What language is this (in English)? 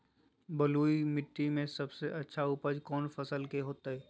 Magahi